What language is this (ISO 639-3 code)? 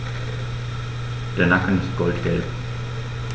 deu